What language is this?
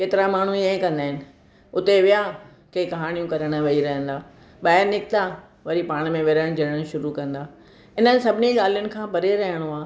Sindhi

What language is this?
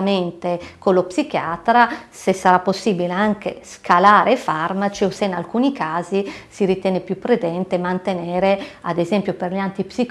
Italian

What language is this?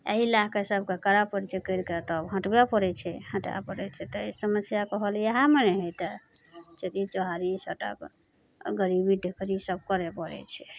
Maithili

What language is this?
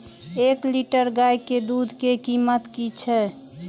Maithili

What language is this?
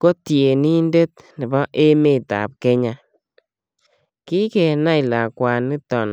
Kalenjin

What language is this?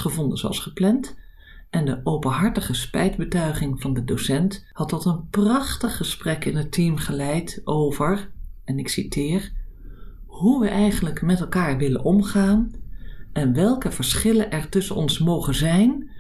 Dutch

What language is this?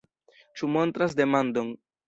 Esperanto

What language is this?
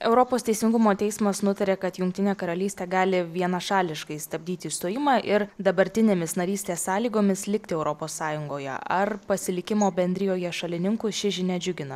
Lithuanian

